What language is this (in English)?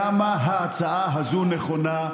Hebrew